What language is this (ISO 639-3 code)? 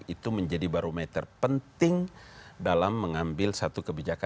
ind